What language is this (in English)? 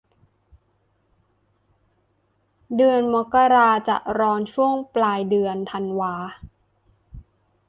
Thai